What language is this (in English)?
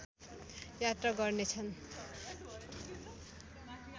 Nepali